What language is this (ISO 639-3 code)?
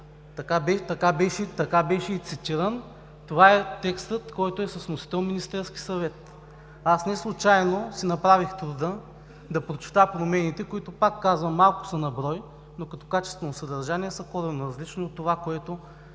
bul